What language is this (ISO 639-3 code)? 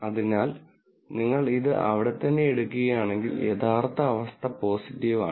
mal